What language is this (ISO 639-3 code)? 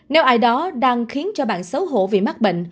vie